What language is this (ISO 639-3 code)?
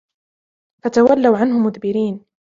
ara